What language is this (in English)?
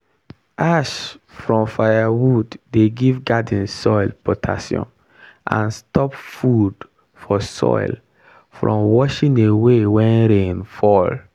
Nigerian Pidgin